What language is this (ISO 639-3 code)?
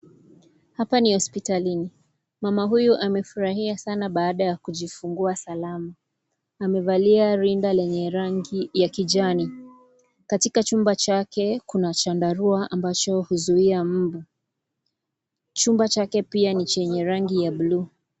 swa